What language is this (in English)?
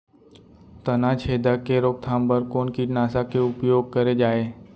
Chhattisgarhi